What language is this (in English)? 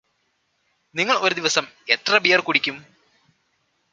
Malayalam